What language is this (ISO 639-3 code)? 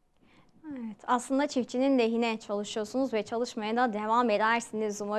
tur